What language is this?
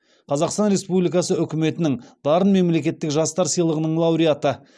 Kazakh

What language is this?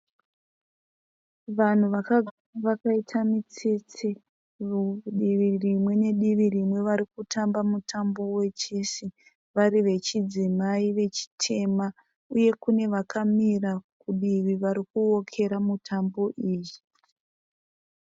Shona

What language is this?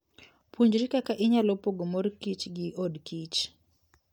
Luo (Kenya and Tanzania)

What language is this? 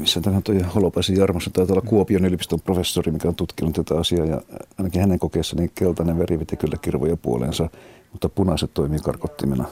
Finnish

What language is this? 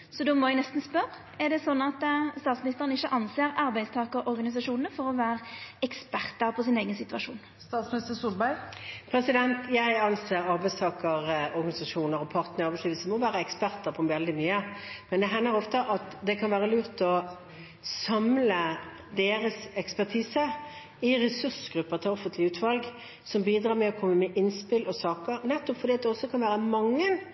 Norwegian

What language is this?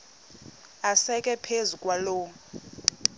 Xhosa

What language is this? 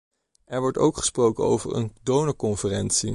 Dutch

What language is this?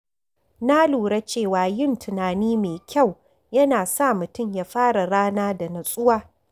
Hausa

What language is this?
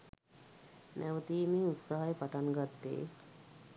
Sinhala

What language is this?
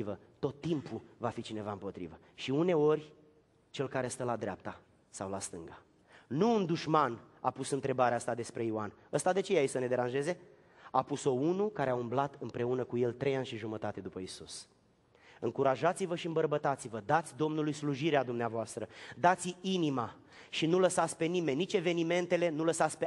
Romanian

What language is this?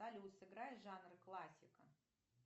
Russian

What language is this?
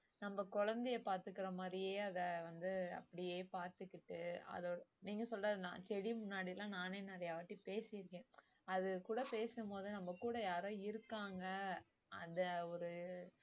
Tamil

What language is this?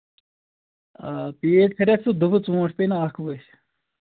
Kashmiri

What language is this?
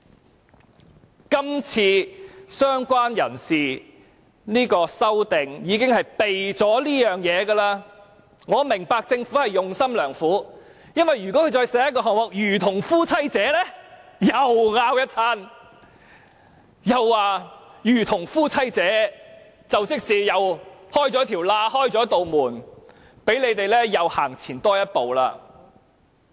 Cantonese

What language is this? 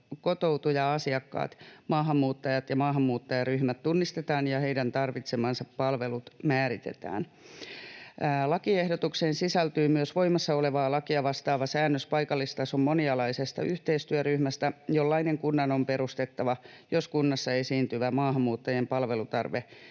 Finnish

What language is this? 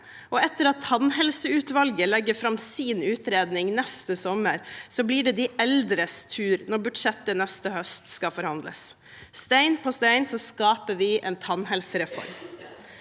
Norwegian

